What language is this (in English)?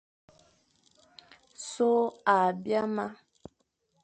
Fang